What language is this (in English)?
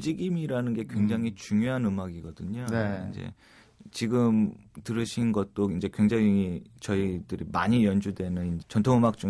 Korean